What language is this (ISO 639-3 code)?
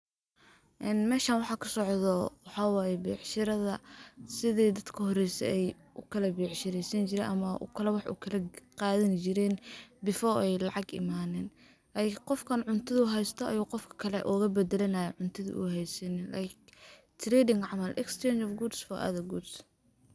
som